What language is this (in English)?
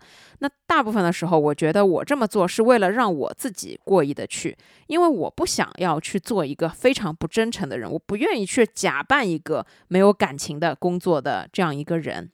Chinese